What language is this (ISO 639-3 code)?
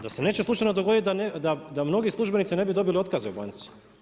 hrv